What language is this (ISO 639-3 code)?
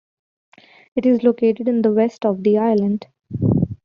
eng